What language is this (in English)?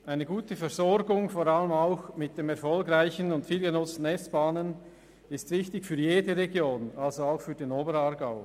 Swiss German